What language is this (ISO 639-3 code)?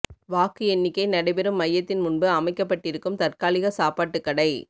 tam